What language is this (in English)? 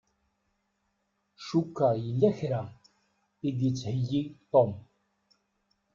Kabyle